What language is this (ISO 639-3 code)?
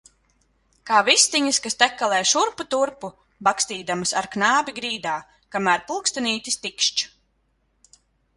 lav